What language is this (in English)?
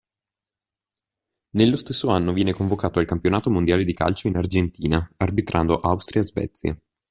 Italian